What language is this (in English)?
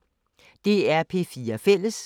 Danish